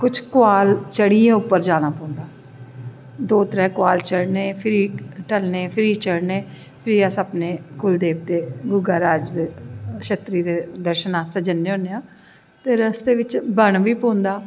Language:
Dogri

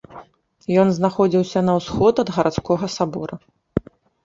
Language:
Belarusian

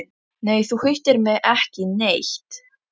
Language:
Icelandic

